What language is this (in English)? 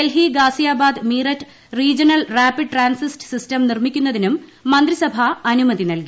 Malayalam